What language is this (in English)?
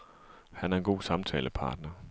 Danish